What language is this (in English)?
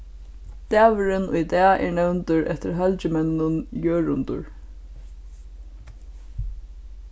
Faroese